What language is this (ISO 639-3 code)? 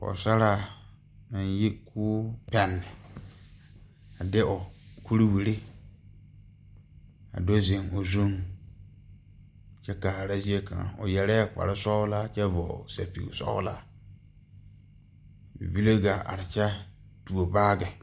dga